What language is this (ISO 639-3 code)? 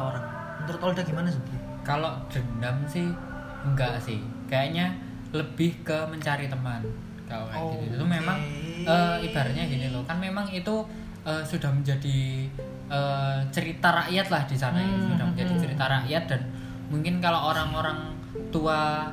ind